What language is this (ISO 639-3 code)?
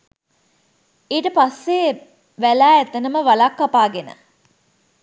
sin